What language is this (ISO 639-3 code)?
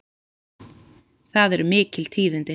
isl